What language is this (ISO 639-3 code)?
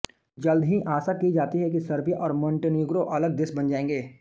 hin